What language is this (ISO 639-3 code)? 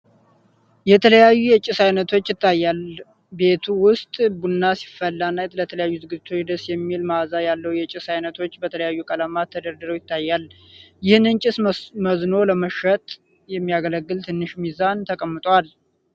amh